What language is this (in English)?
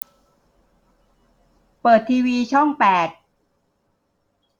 Thai